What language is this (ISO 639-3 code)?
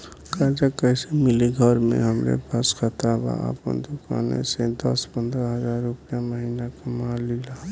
bho